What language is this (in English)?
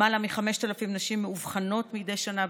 Hebrew